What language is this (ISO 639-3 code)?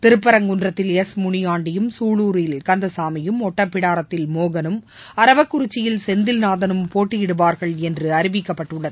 tam